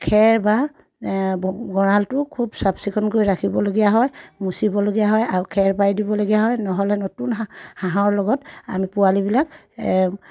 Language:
Assamese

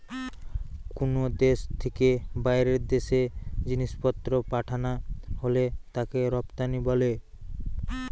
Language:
Bangla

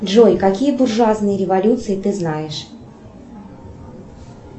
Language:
Russian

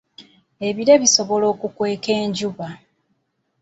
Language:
Ganda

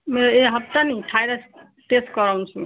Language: Nepali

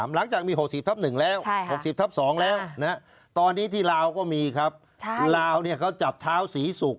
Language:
Thai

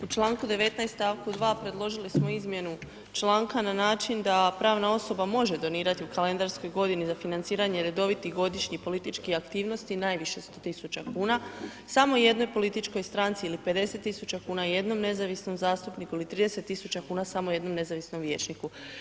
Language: Croatian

